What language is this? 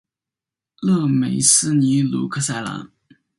Chinese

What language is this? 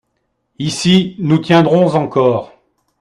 French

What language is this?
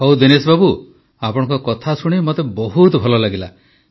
Odia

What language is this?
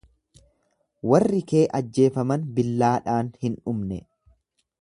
Oromo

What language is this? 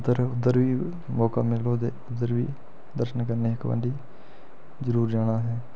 Dogri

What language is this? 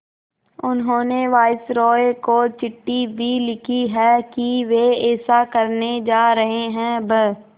Hindi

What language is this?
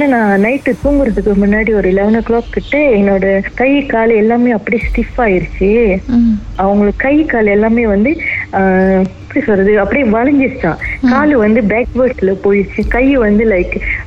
Tamil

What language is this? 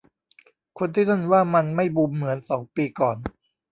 Thai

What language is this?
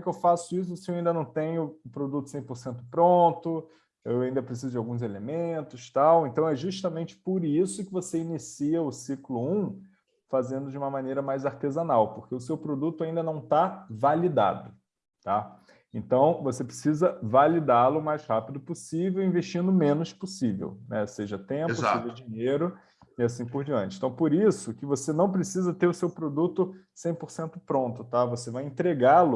Portuguese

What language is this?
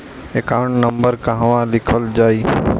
Bhojpuri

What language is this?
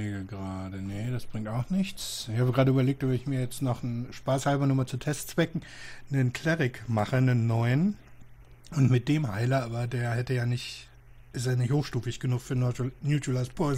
German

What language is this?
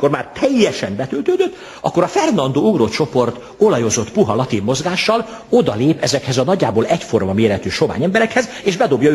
Hungarian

